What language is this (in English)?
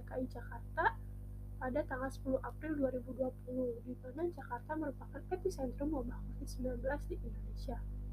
Indonesian